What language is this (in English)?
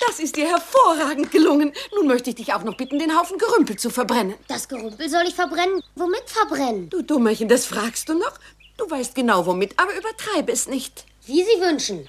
German